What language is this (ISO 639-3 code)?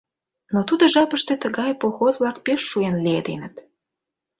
chm